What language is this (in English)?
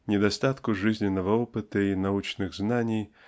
Russian